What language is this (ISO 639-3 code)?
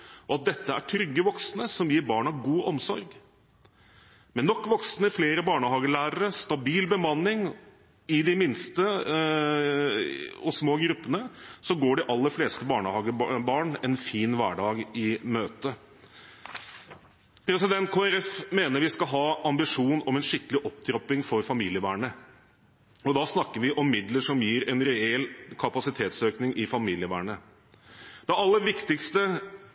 nob